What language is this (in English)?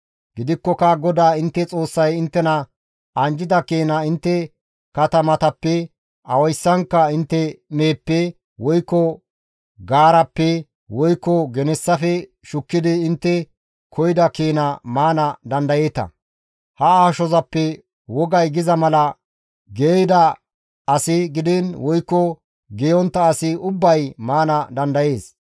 Gamo